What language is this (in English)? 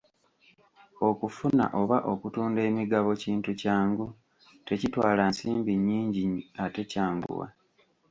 Ganda